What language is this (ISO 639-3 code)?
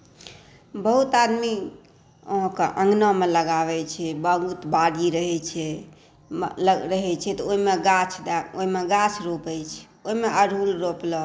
mai